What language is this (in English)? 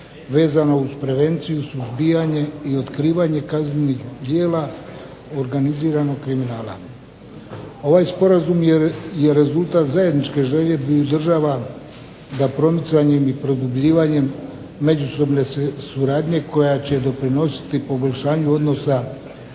Croatian